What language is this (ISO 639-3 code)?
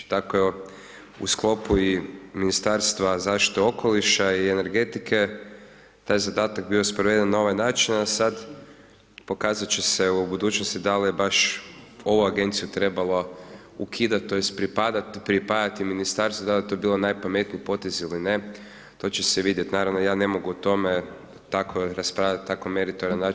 hrv